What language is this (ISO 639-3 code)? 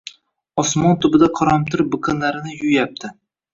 uzb